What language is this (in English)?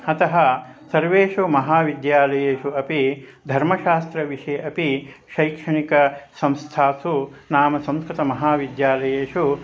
Sanskrit